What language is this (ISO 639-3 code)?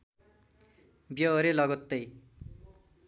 nep